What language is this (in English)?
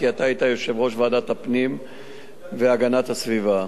Hebrew